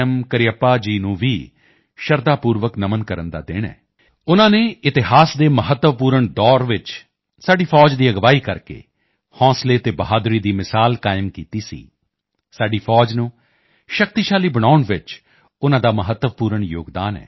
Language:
Punjabi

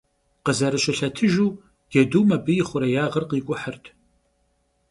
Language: Kabardian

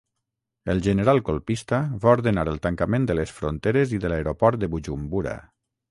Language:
Catalan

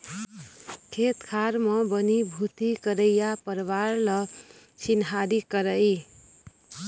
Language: Chhattisgarhi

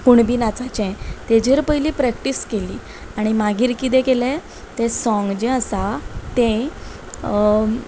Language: Konkani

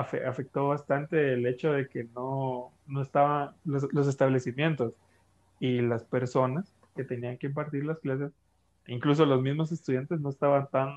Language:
Spanish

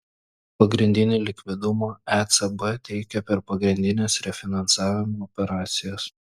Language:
Lithuanian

